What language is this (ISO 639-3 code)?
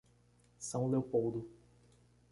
por